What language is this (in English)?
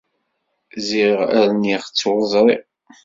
Kabyle